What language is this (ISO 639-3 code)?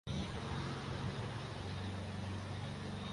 urd